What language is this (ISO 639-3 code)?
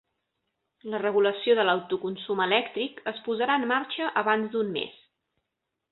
cat